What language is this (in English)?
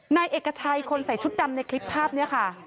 Thai